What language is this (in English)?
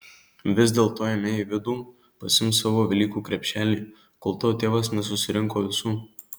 Lithuanian